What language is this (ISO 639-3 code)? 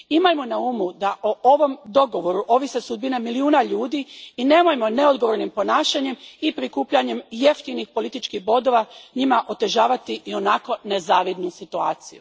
hrv